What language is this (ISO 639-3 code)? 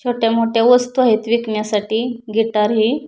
mar